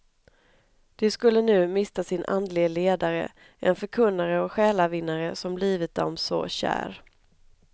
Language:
Swedish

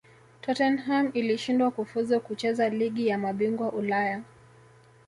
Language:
Swahili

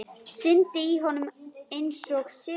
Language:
Icelandic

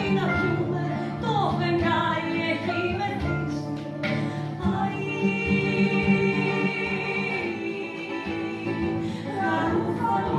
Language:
Greek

